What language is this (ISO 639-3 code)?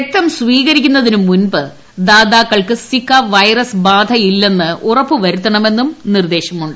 mal